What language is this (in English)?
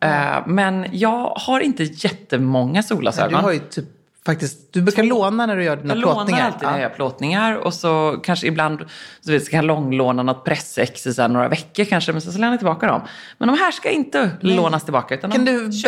Swedish